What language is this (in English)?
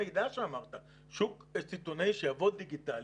Hebrew